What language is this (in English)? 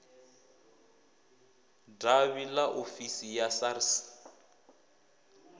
Venda